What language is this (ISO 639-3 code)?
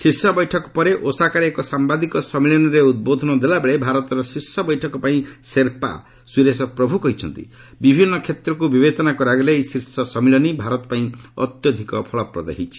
ori